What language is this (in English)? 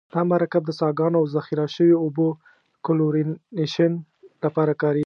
Pashto